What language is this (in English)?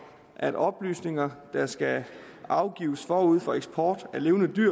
Danish